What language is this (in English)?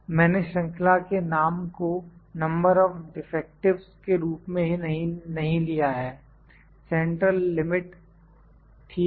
Hindi